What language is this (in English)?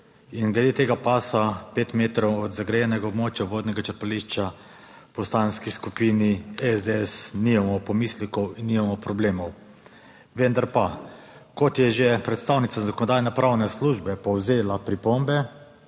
Slovenian